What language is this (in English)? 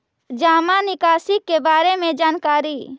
Magahi